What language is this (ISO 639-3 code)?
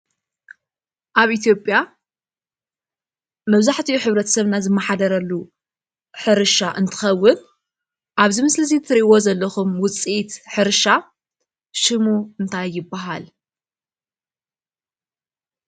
tir